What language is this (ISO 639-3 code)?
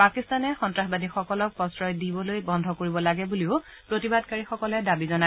asm